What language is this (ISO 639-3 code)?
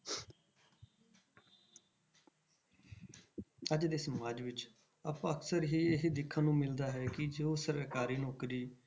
pan